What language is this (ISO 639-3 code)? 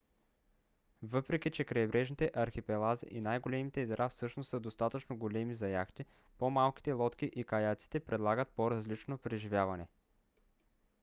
bul